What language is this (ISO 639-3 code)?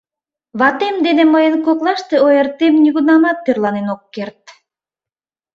chm